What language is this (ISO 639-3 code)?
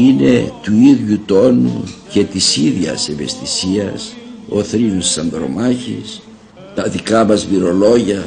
ell